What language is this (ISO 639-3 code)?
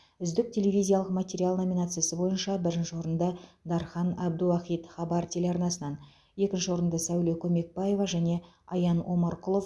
kaz